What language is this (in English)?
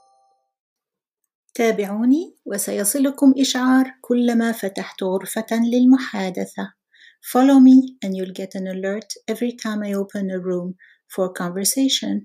Arabic